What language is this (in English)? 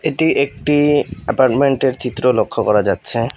Bangla